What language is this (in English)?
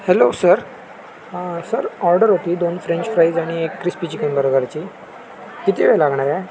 Marathi